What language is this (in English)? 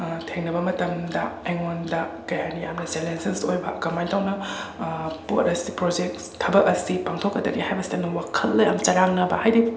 Manipuri